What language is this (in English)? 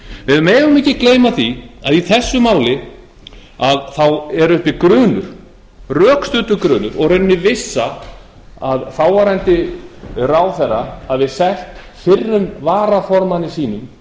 Icelandic